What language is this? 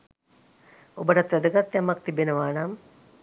Sinhala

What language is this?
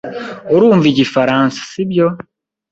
Kinyarwanda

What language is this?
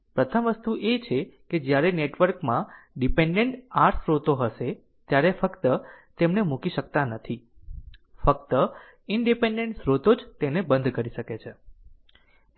Gujarati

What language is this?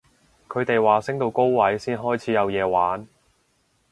Cantonese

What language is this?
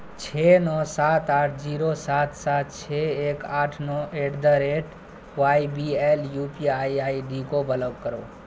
Urdu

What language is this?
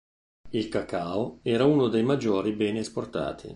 Italian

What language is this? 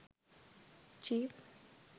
Sinhala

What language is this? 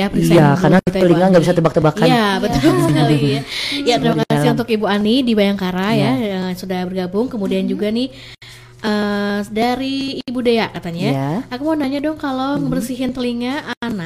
Indonesian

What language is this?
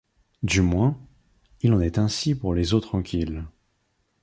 French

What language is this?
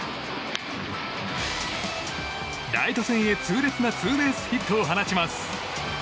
Japanese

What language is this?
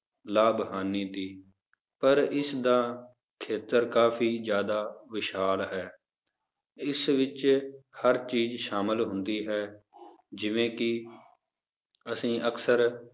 Punjabi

